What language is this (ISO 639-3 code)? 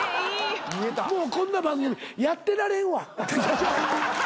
jpn